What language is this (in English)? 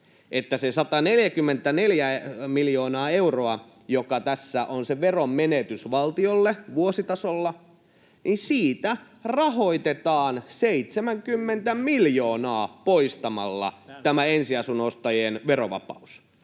Finnish